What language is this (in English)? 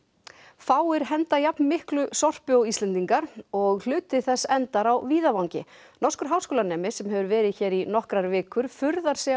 Icelandic